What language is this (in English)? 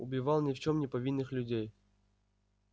Russian